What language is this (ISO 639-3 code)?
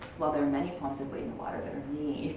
eng